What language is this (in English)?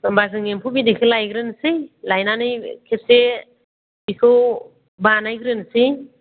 Bodo